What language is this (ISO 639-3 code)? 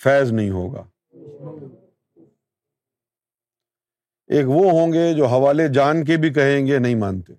urd